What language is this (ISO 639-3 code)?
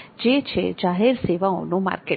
guj